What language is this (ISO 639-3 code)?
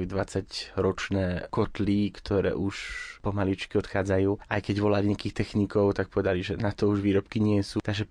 slk